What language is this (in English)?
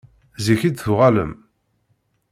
Kabyle